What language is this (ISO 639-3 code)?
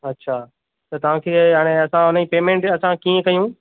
snd